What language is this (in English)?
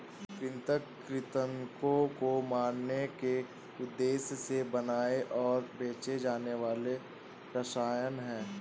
Hindi